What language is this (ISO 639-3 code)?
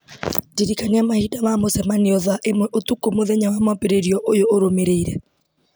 kik